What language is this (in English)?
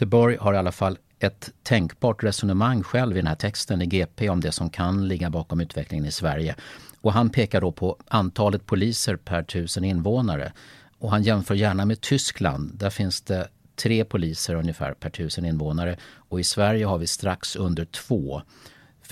Swedish